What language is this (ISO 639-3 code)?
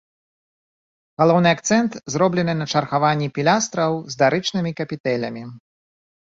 bel